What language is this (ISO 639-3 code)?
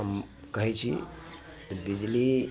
mai